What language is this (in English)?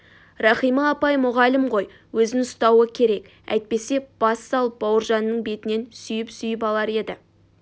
Kazakh